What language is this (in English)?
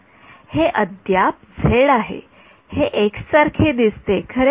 Marathi